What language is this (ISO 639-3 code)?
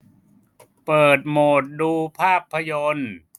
tha